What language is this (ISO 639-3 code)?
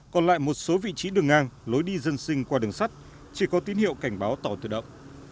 vie